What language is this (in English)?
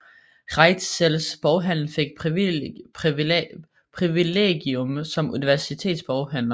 Danish